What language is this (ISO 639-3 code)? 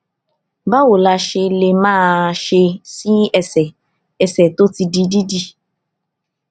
yor